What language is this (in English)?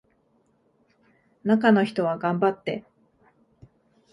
Japanese